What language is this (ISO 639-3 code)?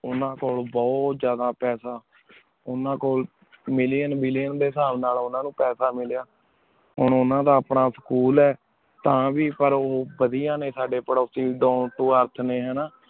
pan